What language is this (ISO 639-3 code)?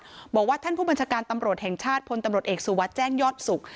tha